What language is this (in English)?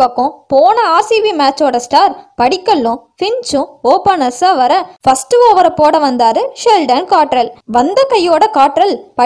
Tamil